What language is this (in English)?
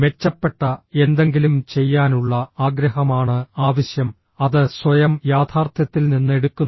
Malayalam